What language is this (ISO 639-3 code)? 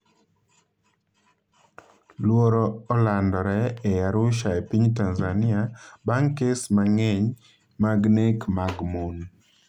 luo